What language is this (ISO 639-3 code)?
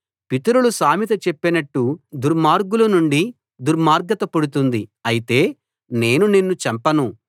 tel